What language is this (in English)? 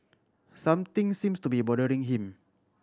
English